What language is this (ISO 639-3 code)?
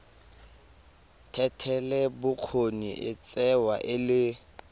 tsn